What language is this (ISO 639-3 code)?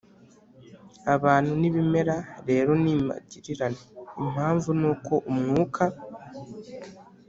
kin